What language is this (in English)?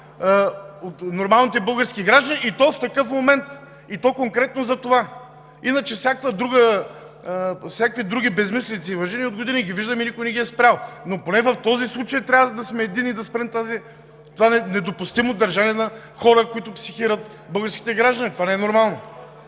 Bulgarian